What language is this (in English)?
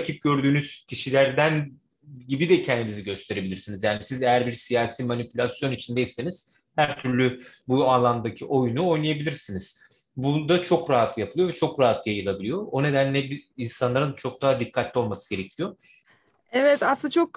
Turkish